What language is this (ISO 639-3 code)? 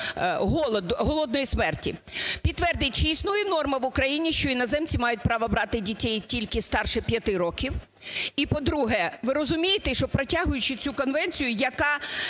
ukr